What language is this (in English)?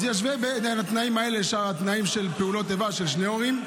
Hebrew